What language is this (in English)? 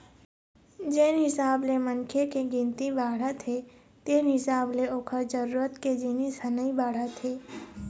Chhattisgarhi